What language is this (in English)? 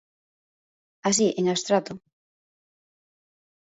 Galician